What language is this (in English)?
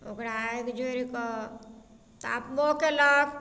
Maithili